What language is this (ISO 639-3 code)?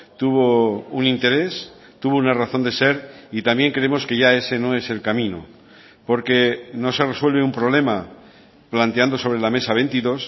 spa